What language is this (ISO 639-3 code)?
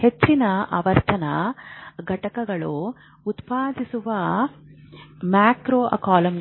kan